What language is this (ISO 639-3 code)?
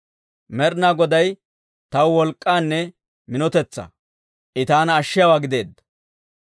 dwr